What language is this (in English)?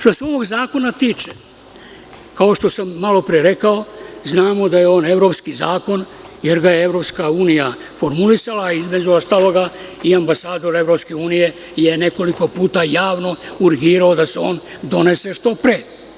Serbian